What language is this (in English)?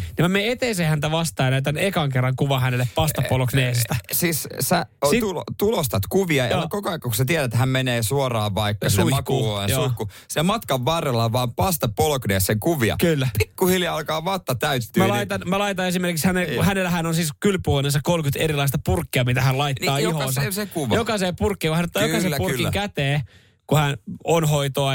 Finnish